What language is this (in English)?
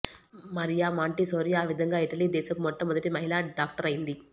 Telugu